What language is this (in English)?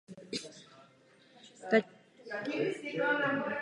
Czech